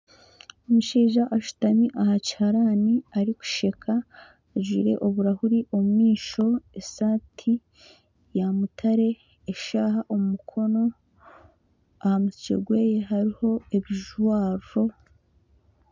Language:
Nyankole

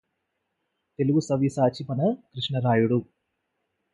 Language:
Telugu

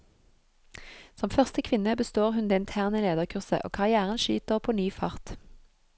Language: Norwegian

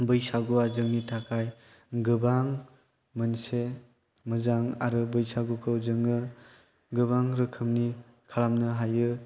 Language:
Bodo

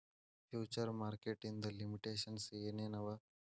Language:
Kannada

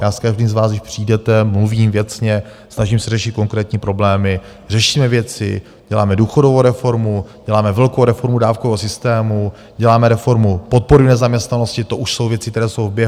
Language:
Czech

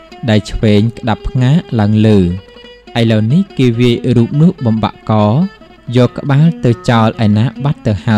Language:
Thai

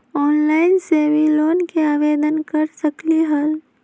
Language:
Magahi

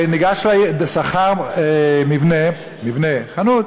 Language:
Hebrew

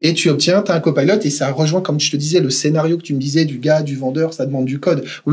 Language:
French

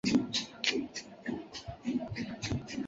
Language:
Chinese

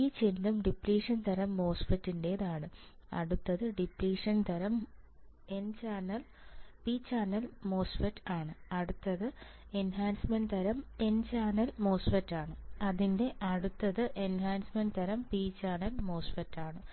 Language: Malayalam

